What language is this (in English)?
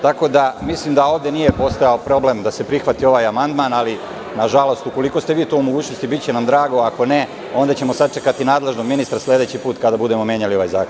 Serbian